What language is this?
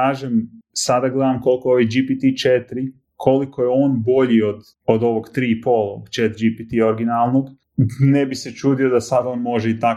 Croatian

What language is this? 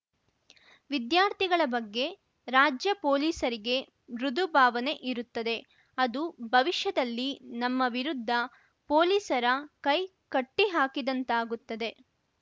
Kannada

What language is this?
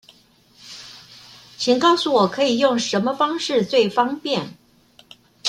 Chinese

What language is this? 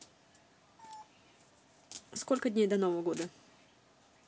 Russian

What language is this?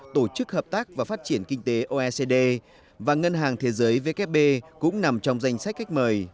Vietnamese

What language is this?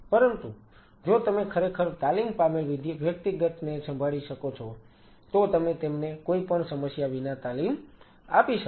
Gujarati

